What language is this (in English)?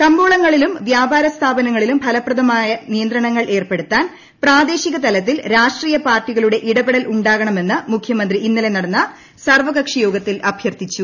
Malayalam